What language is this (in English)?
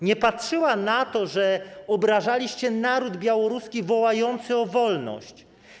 Polish